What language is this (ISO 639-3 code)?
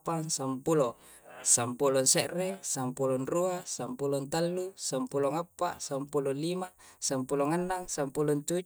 kjc